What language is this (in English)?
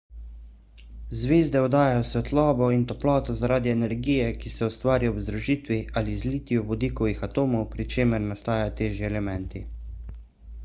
Slovenian